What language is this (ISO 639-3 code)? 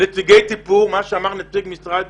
heb